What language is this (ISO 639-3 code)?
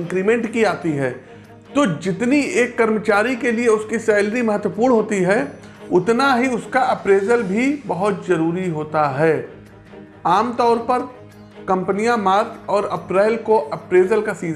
hin